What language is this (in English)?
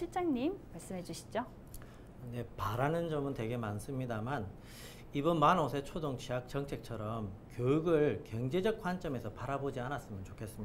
Korean